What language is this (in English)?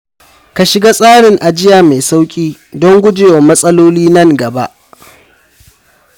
Hausa